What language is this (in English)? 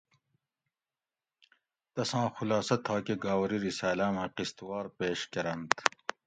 Gawri